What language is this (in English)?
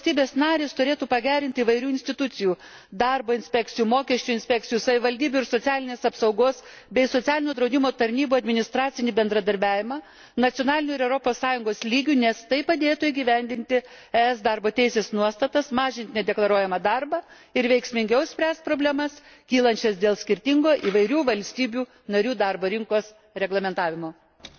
Lithuanian